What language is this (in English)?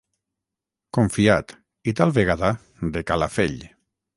Catalan